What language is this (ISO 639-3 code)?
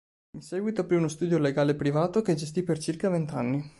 ita